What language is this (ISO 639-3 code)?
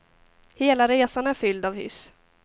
swe